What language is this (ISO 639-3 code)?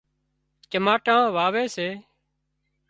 kxp